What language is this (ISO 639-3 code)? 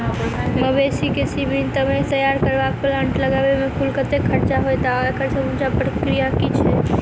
mai